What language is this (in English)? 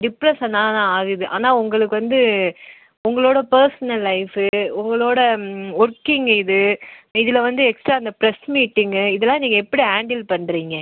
Tamil